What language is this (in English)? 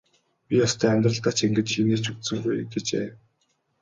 Mongolian